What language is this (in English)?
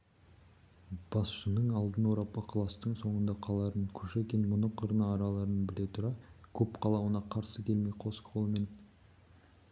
Kazakh